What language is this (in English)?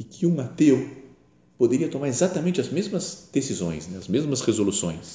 Portuguese